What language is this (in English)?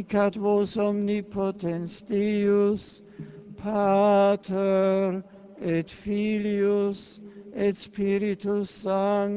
Czech